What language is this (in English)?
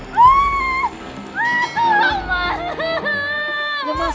Indonesian